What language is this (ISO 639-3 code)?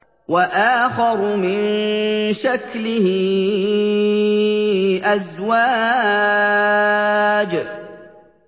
ara